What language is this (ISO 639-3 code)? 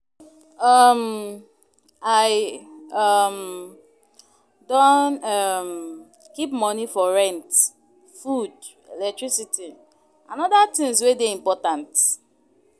pcm